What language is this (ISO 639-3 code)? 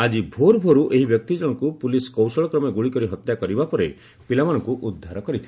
ori